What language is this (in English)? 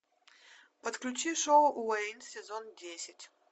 Russian